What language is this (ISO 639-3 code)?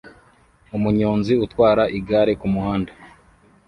kin